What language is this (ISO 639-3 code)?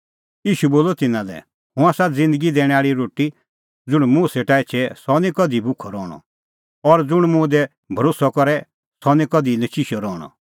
kfx